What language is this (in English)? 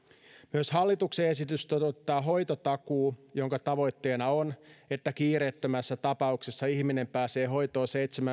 Finnish